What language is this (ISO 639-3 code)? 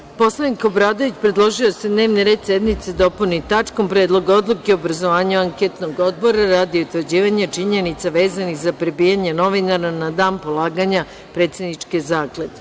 srp